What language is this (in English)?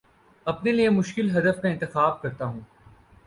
Urdu